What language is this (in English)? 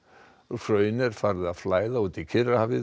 Icelandic